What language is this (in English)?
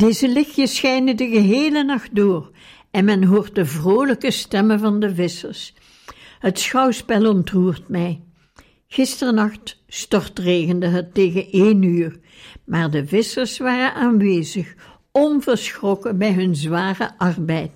Dutch